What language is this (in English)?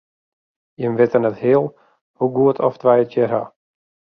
Western Frisian